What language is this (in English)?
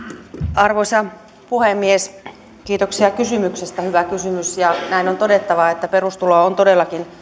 Finnish